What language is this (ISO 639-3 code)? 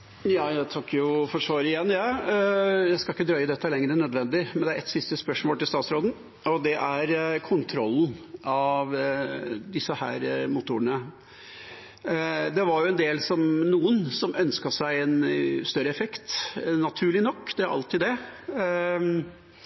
nor